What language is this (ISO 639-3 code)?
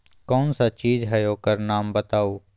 mag